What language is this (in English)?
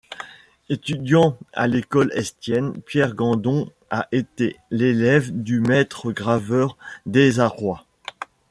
French